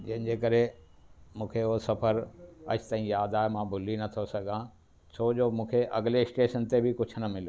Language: Sindhi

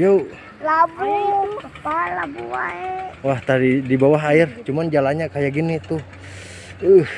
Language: Indonesian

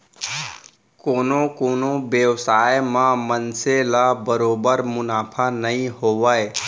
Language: Chhattisgarhi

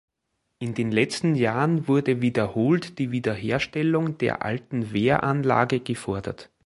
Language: German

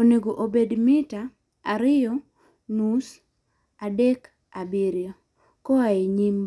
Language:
Luo (Kenya and Tanzania)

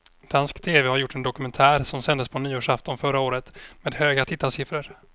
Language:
Swedish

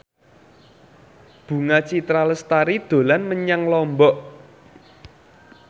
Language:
Javanese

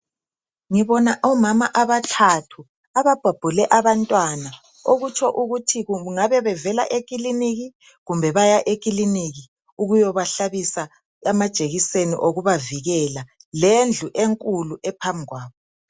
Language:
North Ndebele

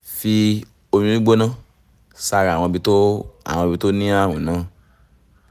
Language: Yoruba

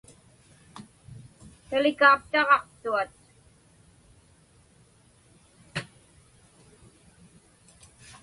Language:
Inupiaq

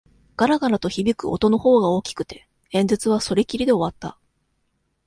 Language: Japanese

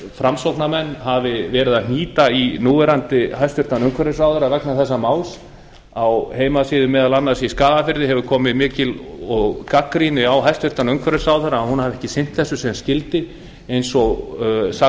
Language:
Icelandic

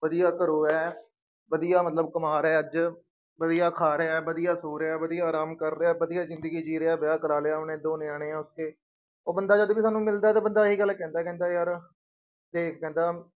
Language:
Punjabi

